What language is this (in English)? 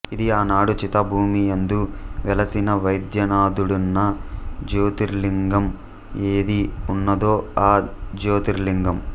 Telugu